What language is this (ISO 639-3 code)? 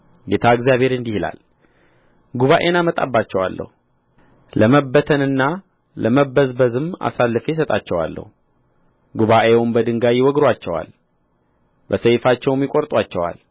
amh